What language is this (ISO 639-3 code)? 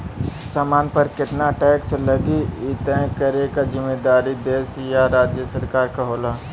bho